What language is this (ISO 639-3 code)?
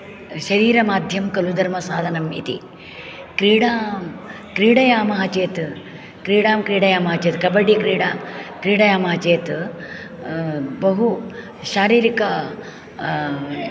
san